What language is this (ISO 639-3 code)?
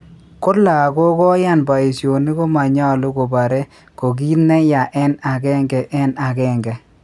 kln